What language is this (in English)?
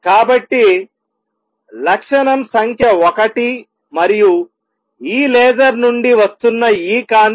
Telugu